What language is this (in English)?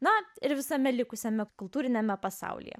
Lithuanian